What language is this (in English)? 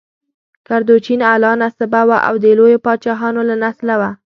Pashto